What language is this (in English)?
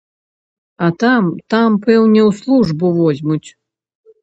Belarusian